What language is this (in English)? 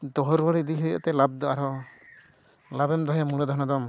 Santali